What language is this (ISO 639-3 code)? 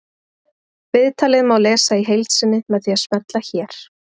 isl